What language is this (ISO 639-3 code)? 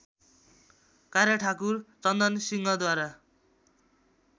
nep